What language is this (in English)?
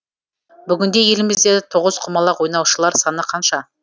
Kazakh